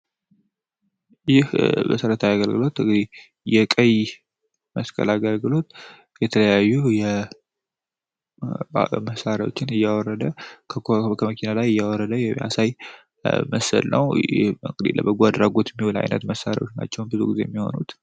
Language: Amharic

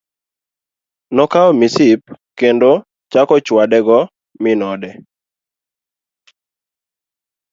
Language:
Luo (Kenya and Tanzania)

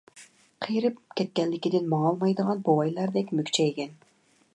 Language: Uyghur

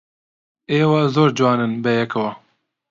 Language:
Central Kurdish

